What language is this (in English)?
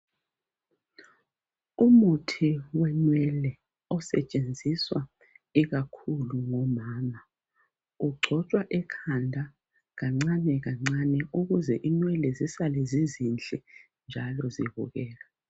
North Ndebele